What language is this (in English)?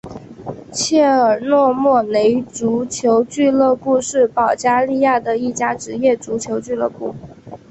Chinese